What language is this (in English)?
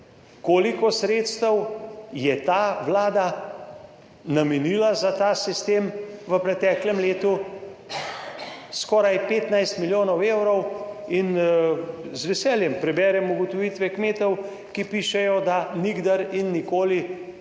Slovenian